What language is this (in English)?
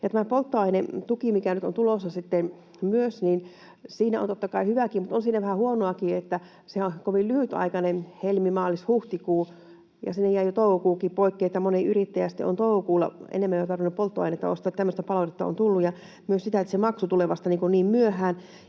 Finnish